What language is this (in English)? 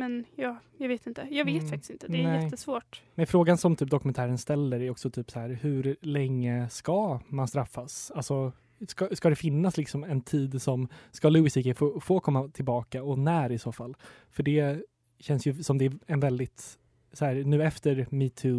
Swedish